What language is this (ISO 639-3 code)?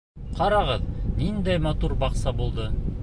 bak